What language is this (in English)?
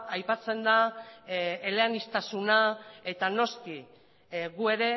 Basque